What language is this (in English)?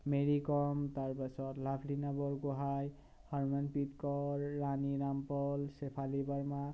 Assamese